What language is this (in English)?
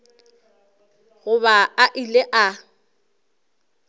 Northern Sotho